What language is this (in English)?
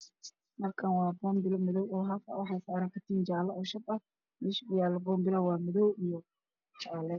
Somali